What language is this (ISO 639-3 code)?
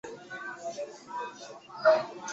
zho